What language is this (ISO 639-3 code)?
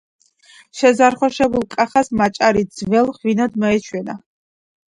kat